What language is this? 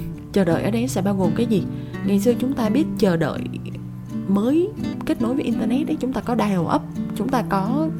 Vietnamese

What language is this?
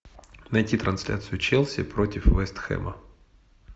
Russian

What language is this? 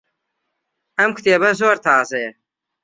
Central Kurdish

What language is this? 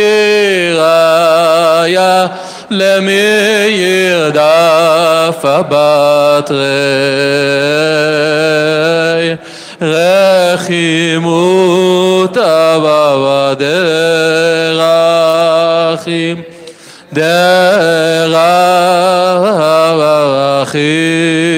Hebrew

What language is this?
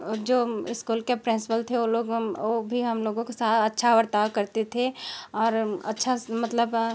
Hindi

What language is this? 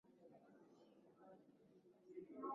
Swahili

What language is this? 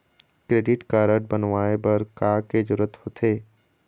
Chhattisgarhi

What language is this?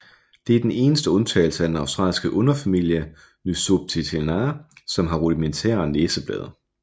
Danish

